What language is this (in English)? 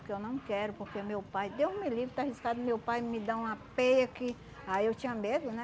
Portuguese